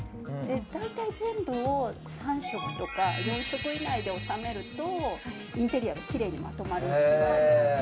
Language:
Japanese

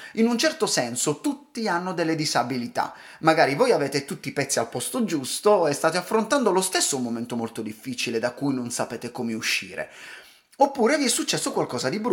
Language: Italian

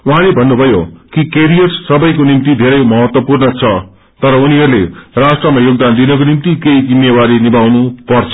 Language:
Nepali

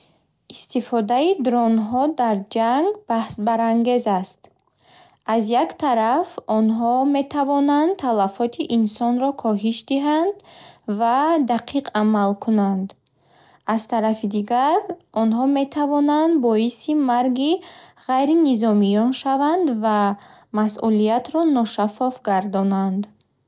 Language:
Bukharic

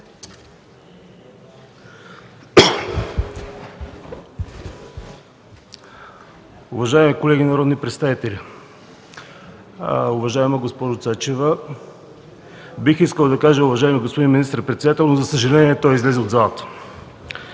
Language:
Bulgarian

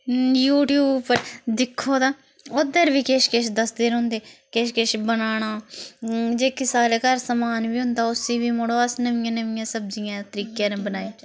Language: Dogri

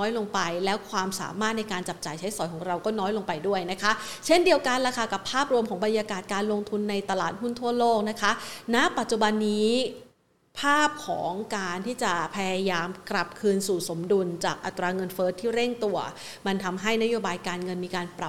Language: Thai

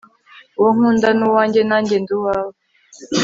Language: Kinyarwanda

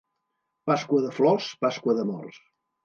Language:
Catalan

